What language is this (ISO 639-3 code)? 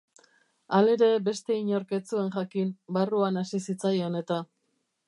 eus